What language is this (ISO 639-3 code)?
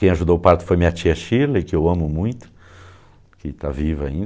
por